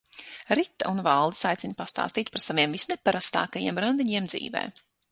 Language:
Latvian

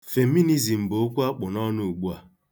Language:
Igbo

